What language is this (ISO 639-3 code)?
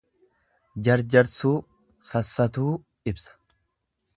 orm